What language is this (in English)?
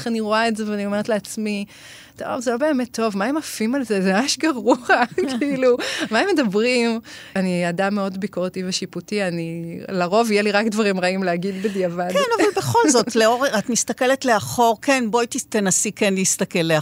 Hebrew